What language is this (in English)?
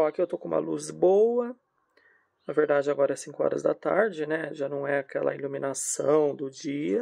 Portuguese